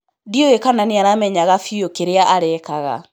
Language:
Kikuyu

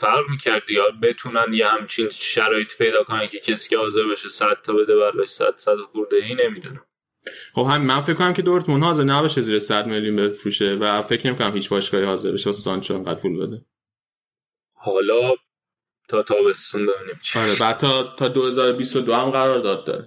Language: Persian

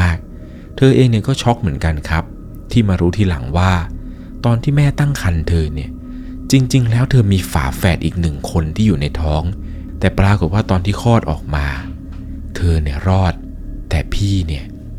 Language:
Thai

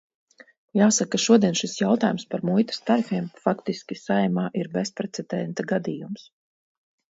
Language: Latvian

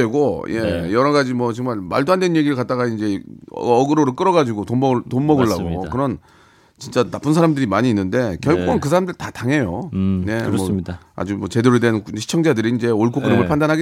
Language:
Korean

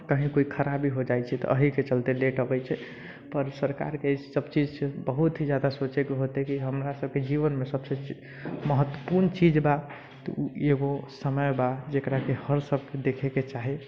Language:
Maithili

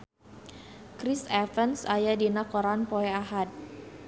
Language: Sundanese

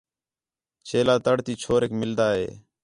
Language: Khetrani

